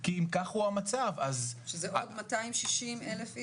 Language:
Hebrew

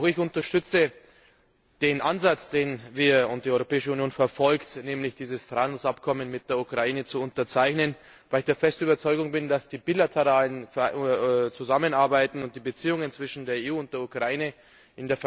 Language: German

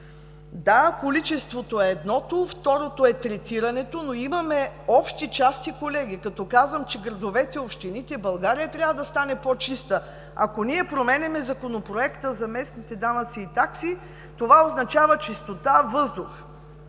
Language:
Bulgarian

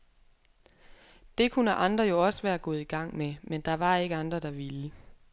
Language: Danish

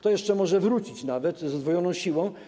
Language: Polish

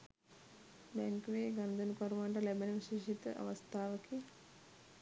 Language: Sinhala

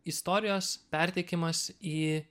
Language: Lithuanian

